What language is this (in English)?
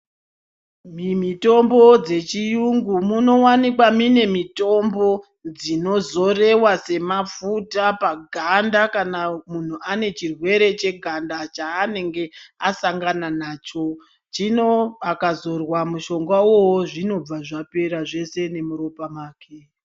Ndau